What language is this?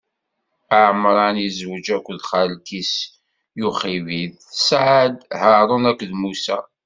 Kabyle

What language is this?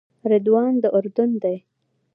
Pashto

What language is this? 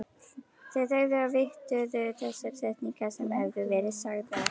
Icelandic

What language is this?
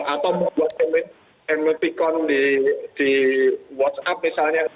Indonesian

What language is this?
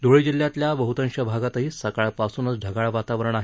Marathi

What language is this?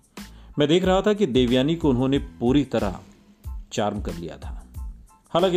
Hindi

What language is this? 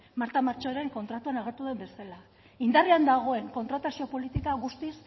Basque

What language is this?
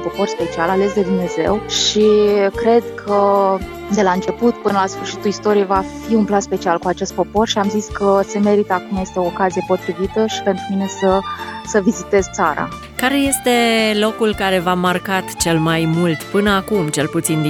Romanian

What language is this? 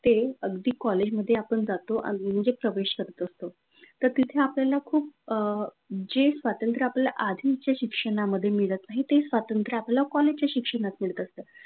Marathi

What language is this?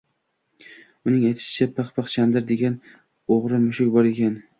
Uzbek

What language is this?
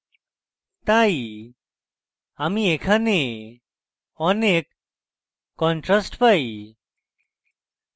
Bangla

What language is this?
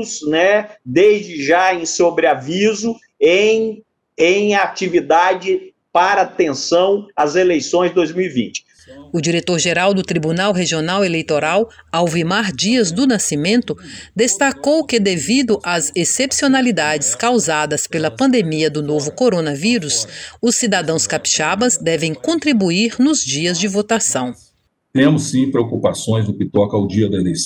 Portuguese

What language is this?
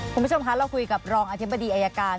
Thai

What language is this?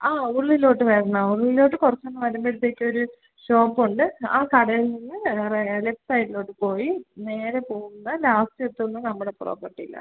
Malayalam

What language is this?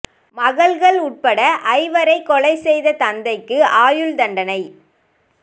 Tamil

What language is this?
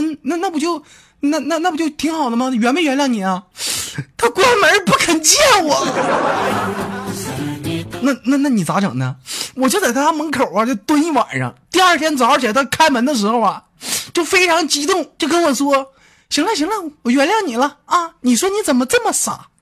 Chinese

